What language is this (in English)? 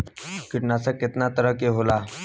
Bhojpuri